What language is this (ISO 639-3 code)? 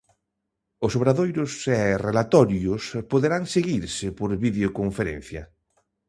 glg